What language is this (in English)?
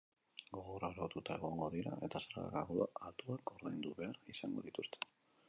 Basque